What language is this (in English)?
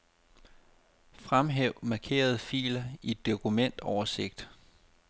Danish